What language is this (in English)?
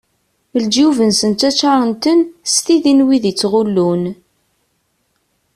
Kabyle